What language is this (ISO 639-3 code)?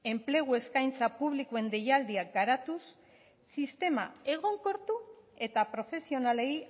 eus